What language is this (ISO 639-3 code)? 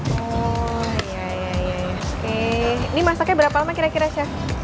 ind